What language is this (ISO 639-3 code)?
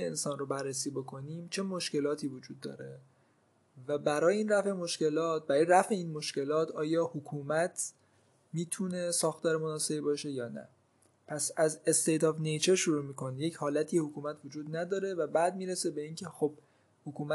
fas